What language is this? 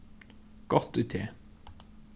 Faroese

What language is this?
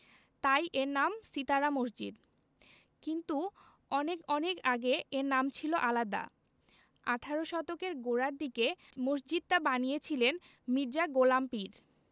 Bangla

